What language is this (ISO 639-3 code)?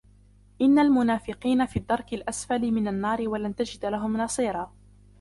ara